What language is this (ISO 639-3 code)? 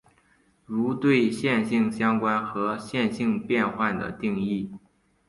zho